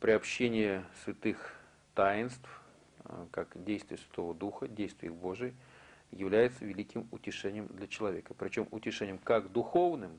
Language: Russian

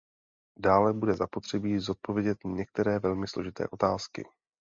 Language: Czech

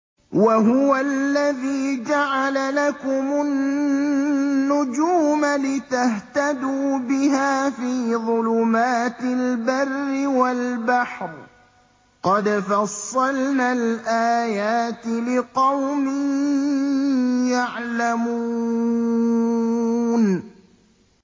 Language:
Arabic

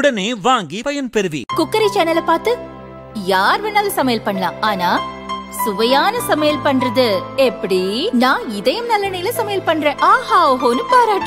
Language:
Tamil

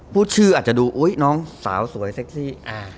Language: Thai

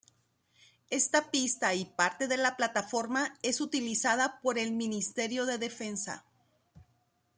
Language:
Spanish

